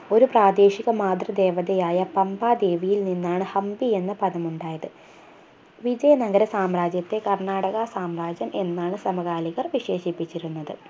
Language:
Malayalam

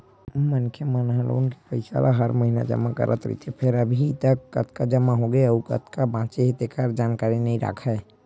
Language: Chhattisgarhi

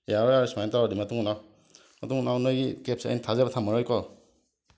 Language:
Manipuri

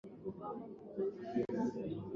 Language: Swahili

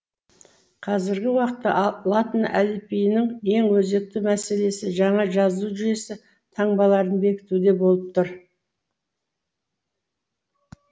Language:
Kazakh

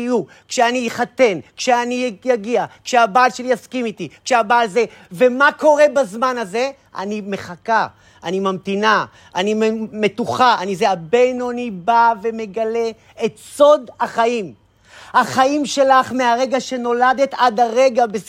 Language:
Hebrew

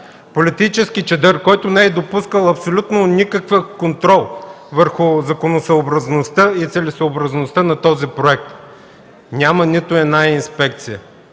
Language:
Bulgarian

